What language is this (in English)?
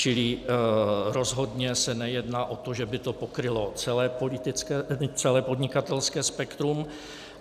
Czech